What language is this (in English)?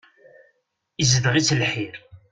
Kabyle